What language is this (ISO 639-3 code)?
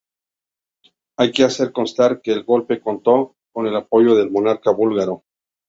spa